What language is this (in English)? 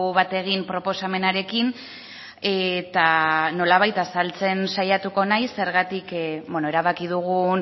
Basque